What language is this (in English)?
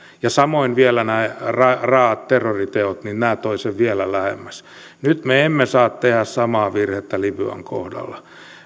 Finnish